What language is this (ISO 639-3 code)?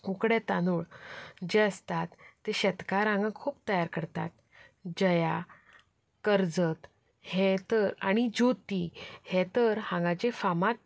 kok